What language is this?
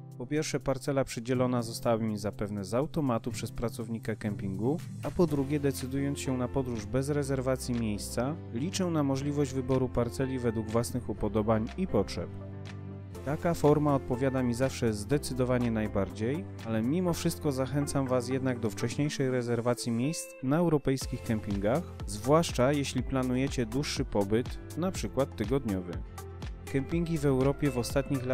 Polish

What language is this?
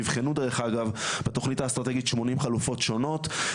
Hebrew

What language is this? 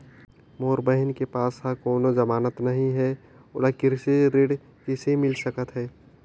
Chhattisgarhi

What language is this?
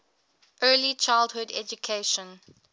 English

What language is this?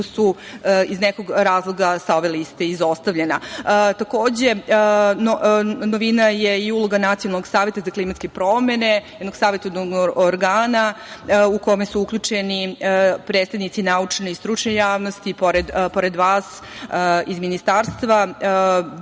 Serbian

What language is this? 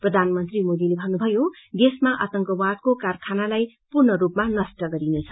Nepali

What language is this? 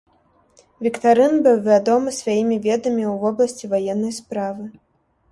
Belarusian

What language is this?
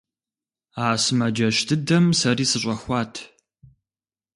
Kabardian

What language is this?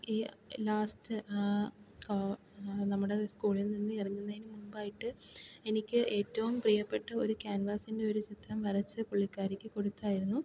Malayalam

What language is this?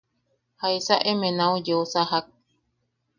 Yaqui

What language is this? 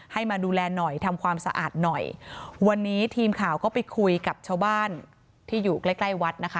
Thai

